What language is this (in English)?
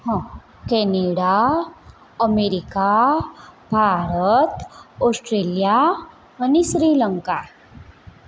Gujarati